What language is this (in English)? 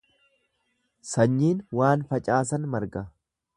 Oromo